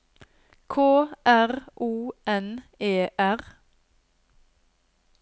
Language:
Norwegian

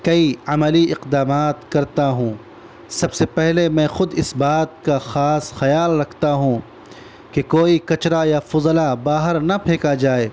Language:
Urdu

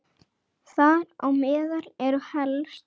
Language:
Icelandic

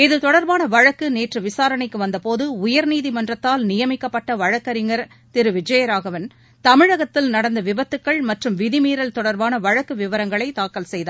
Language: Tamil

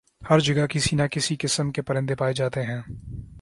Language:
Urdu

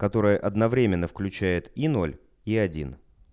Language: Russian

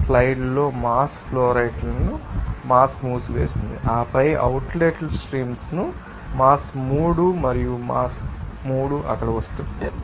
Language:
Telugu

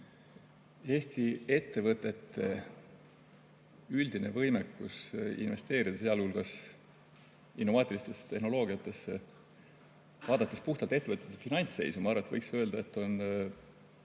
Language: Estonian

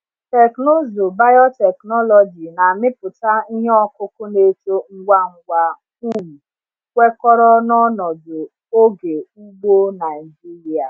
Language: Igbo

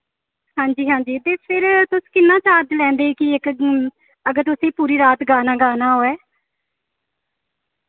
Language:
Dogri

